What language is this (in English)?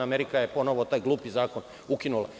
Serbian